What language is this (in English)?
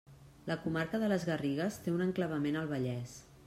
Catalan